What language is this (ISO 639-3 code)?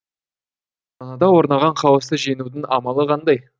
kaz